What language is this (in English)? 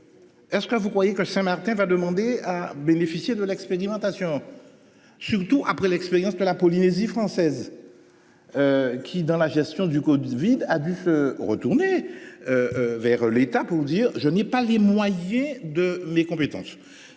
French